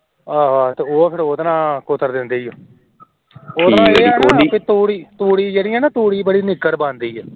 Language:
Punjabi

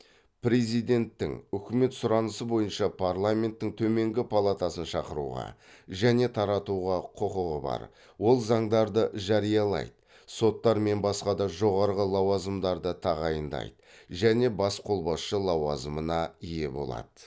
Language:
Kazakh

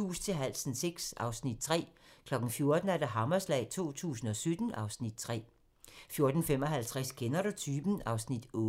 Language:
Danish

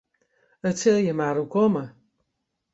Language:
Western Frisian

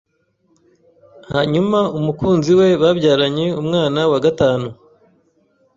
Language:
Kinyarwanda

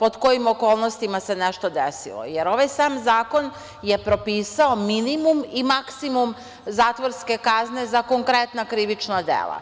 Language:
Serbian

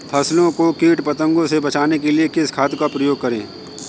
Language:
Hindi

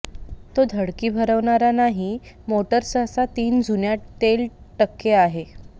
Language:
Marathi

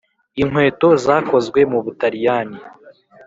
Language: Kinyarwanda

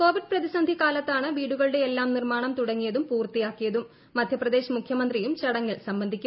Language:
Malayalam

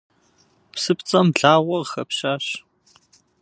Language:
Kabardian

